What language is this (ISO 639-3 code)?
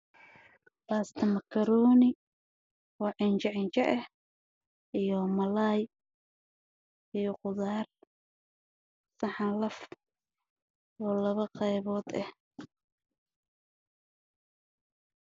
som